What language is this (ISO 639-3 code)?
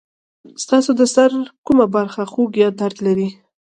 pus